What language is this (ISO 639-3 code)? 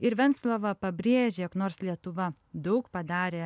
lit